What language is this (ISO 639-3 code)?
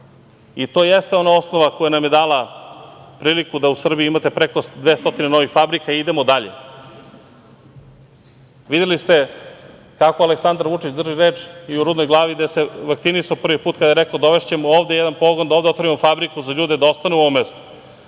srp